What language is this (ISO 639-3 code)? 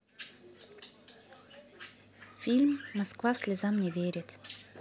rus